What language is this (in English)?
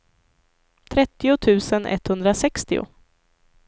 Swedish